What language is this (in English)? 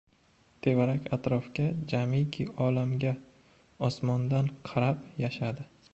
Uzbek